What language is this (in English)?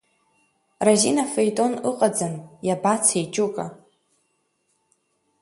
Abkhazian